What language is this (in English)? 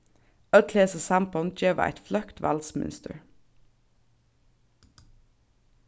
Faroese